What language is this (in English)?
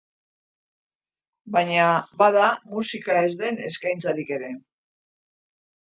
Basque